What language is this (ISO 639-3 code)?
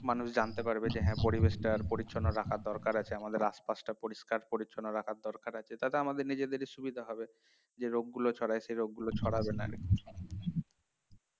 ben